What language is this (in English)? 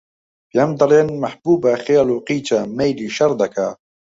Central Kurdish